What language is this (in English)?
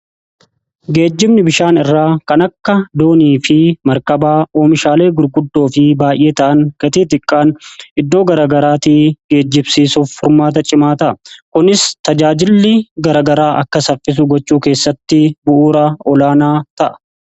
Oromo